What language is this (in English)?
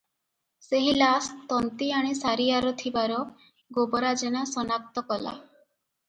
Odia